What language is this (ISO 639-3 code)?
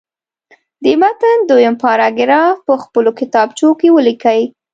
pus